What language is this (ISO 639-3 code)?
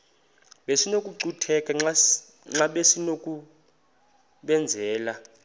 xho